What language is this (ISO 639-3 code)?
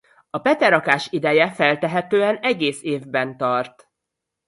hun